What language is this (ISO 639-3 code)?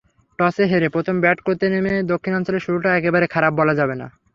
ben